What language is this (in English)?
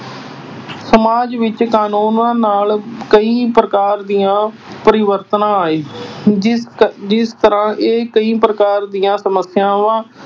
Punjabi